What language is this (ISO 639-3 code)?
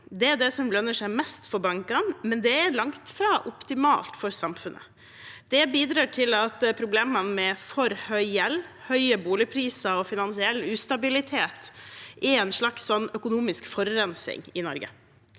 nor